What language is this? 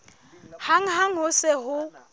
Southern Sotho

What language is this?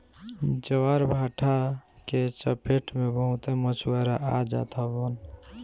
Bhojpuri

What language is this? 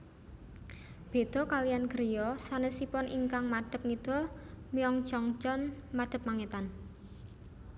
Javanese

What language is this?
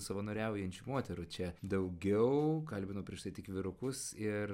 Lithuanian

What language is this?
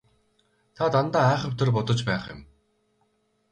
Mongolian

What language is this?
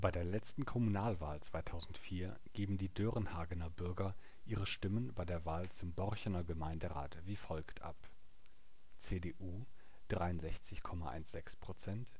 German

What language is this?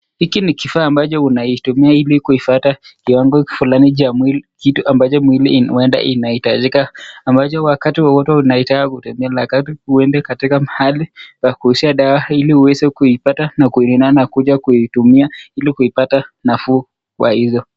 Swahili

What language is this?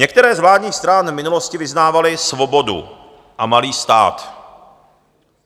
Czech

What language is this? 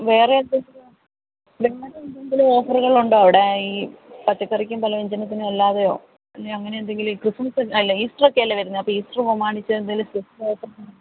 Malayalam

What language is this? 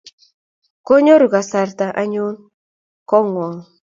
Kalenjin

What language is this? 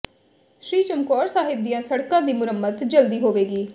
Punjabi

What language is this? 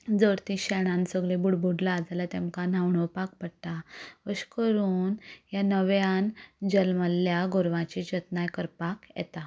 Konkani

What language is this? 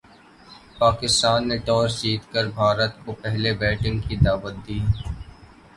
Urdu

